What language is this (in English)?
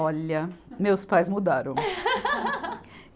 Portuguese